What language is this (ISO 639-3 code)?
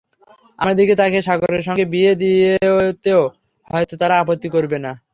ben